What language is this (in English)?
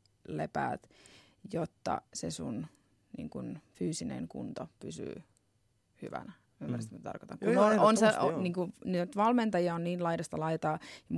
Finnish